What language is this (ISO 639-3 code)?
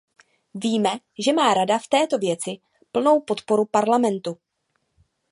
ces